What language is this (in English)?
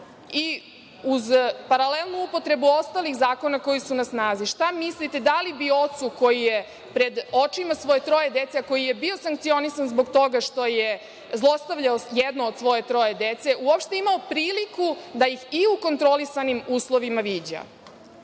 Serbian